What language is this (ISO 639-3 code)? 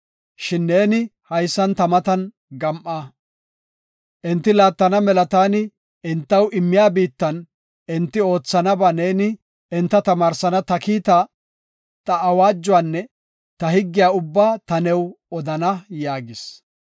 gof